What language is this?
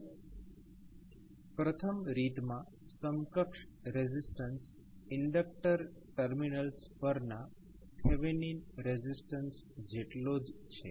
Gujarati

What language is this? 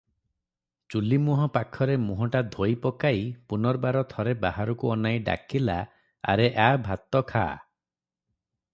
Odia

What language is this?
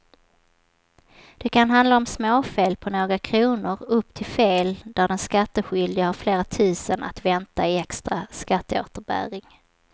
Swedish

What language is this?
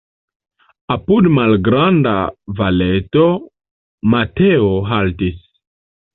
Esperanto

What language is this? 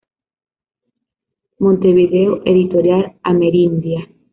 Spanish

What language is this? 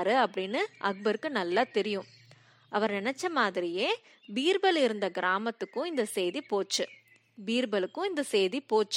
Tamil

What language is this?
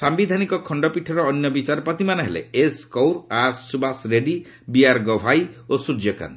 Odia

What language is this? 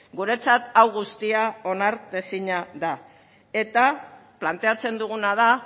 Basque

